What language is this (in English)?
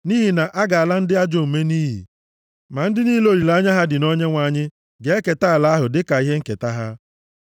Igbo